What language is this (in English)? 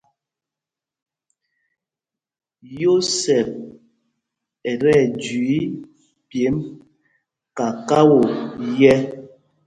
Mpumpong